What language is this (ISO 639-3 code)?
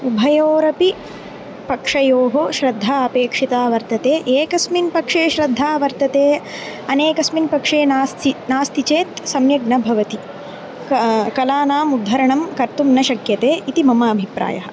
san